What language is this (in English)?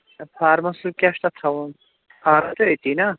Kashmiri